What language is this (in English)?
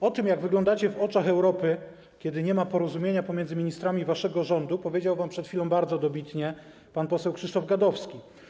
Polish